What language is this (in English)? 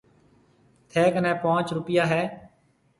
Marwari (Pakistan)